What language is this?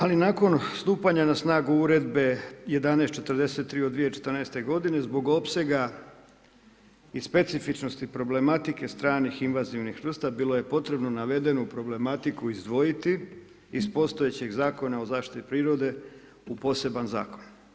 Croatian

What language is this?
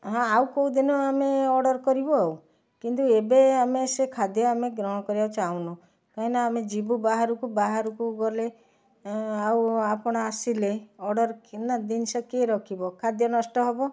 Odia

